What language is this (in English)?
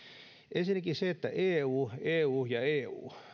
Finnish